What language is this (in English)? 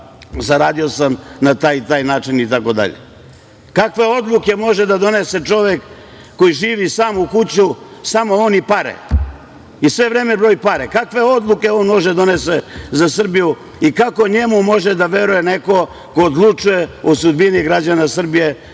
Serbian